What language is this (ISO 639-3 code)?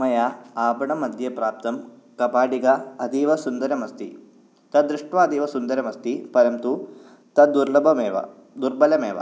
san